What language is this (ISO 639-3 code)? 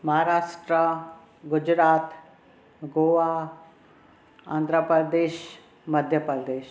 snd